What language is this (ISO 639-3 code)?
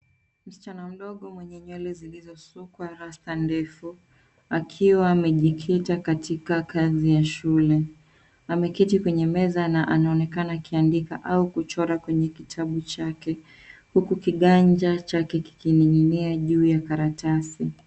swa